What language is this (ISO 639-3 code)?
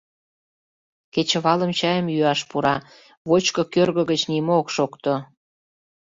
chm